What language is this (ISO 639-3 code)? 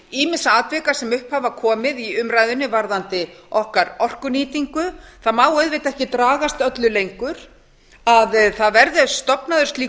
isl